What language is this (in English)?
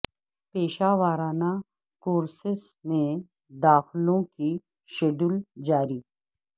Urdu